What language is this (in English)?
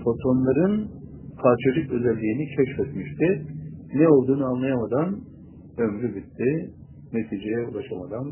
Turkish